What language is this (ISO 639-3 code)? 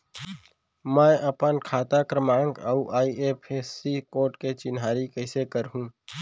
hne